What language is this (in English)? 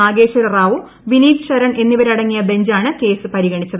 Malayalam